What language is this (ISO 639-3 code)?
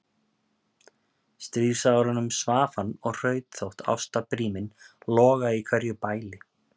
isl